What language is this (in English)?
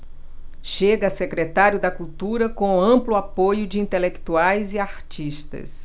Portuguese